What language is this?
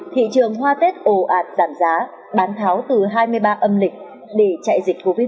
Vietnamese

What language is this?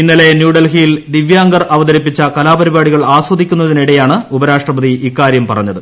Malayalam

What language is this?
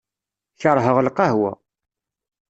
Kabyle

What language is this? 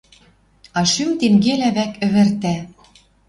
Western Mari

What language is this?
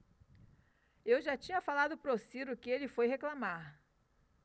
Portuguese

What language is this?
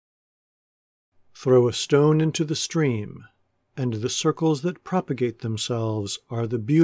English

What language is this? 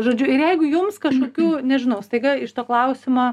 Lithuanian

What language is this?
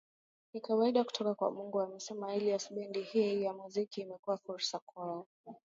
Swahili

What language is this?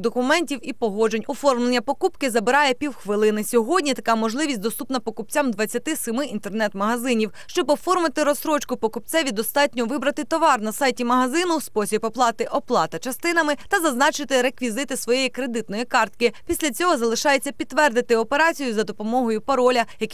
Ukrainian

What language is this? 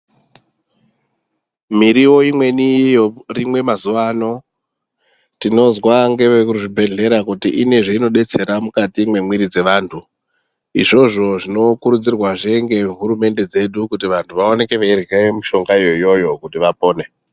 Ndau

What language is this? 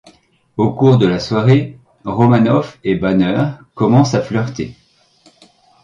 French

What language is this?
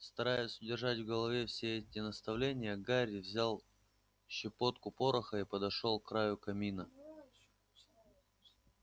Russian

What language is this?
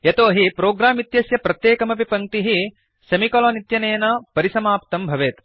Sanskrit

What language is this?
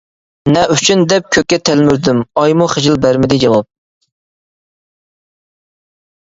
Uyghur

